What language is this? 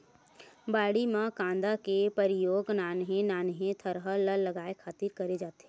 Chhattisgarhi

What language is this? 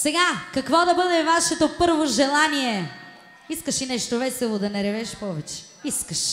Bulgarian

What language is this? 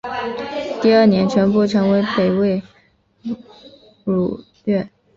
Chinese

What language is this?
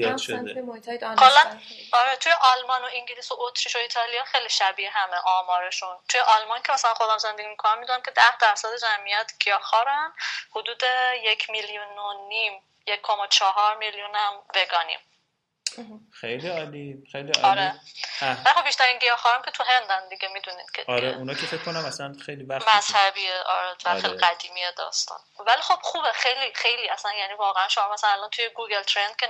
Persian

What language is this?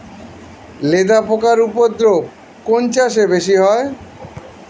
Bangla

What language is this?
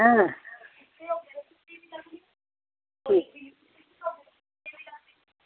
Dogri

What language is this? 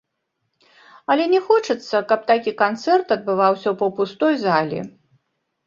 Belarusian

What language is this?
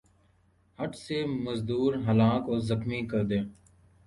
Urdu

